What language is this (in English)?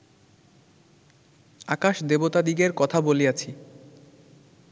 Bangla